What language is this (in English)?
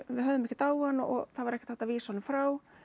Icelandic